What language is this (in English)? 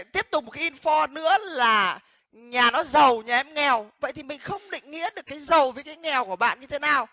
Vietnamese